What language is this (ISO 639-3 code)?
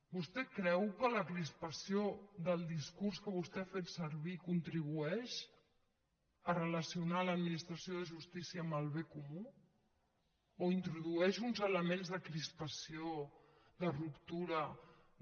cat